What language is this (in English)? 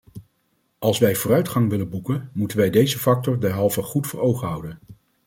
Dutch